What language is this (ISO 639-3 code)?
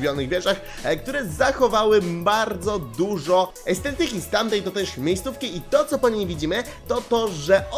pol